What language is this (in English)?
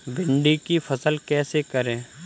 Hindi